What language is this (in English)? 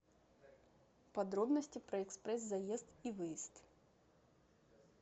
Russian